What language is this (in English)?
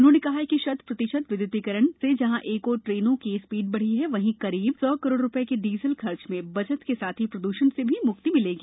Hindi